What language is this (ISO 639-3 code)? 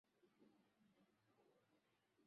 swa